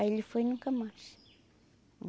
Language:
Portuguese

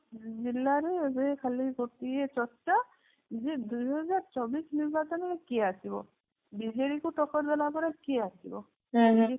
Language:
Odia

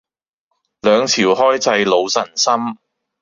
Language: Cantonese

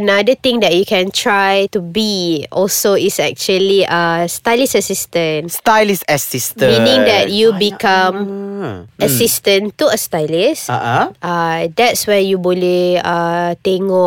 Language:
Malay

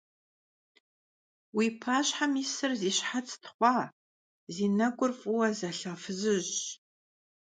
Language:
Kabardian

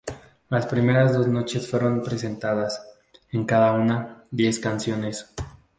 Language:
Spanish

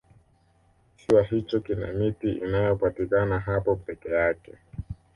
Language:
Swahili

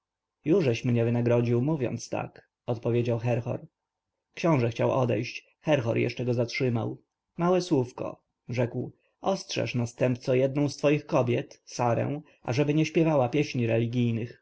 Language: Polish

